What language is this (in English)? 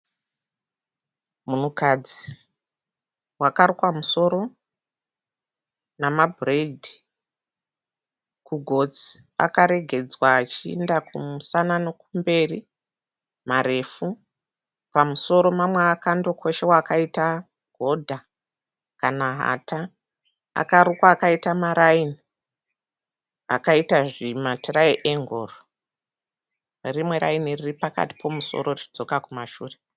Shona